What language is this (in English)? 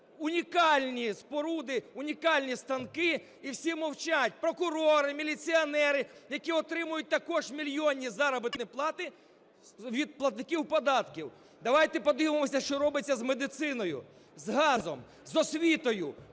Ukrainian